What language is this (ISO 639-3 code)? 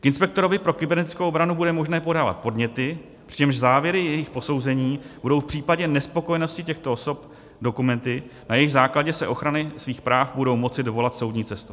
ces